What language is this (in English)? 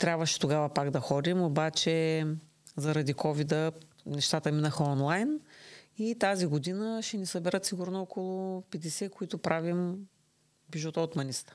Bulgarian